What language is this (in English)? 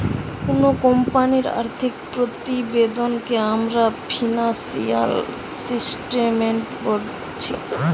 Bangla